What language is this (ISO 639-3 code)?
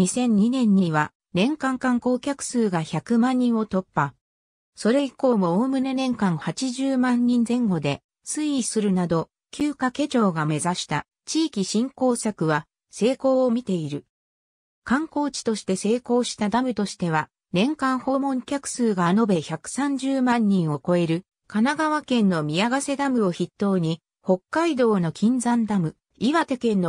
jpn